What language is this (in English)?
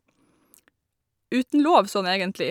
Norwegian